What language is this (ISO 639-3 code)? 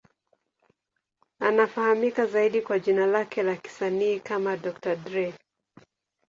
swa